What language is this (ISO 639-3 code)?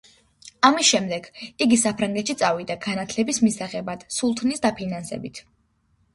kat